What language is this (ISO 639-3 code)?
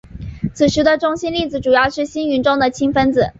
zho